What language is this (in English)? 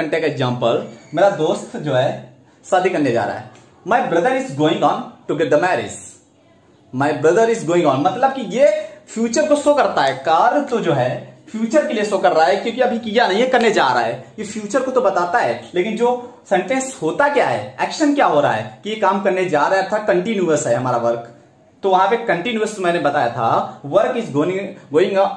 Hindi